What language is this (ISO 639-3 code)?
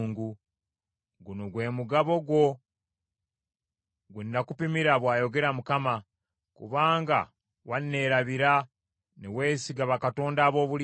lug